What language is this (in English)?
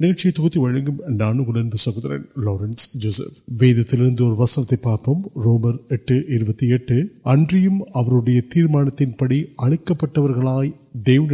Urdu